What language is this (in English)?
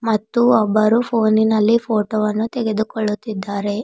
Kannada